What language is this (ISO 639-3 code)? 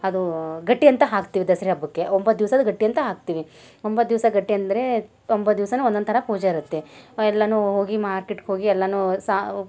kan